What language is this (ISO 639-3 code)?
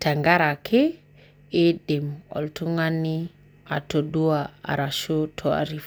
mas